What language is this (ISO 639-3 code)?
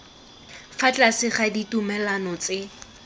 tsn